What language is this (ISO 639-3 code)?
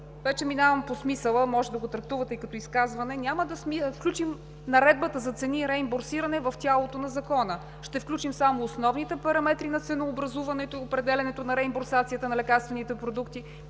bul